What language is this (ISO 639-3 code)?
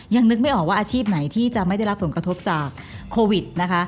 tha